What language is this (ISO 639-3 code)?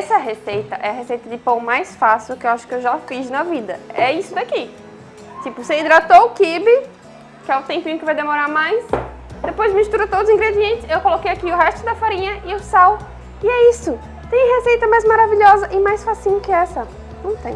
por